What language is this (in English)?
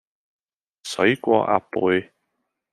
Cantonese